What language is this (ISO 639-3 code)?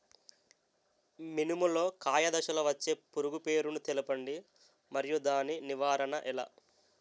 tel